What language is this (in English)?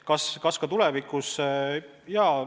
Estonian